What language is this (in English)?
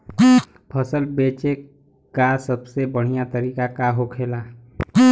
Bhojpuri